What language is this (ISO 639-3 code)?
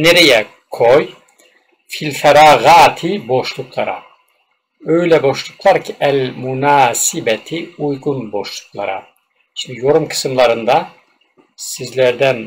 tur